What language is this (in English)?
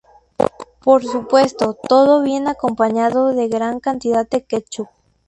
Spanish